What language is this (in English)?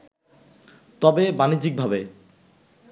Bangla